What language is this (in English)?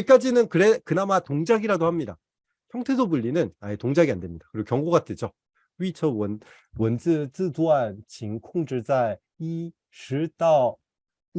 Korean